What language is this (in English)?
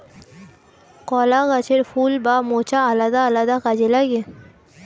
Bangla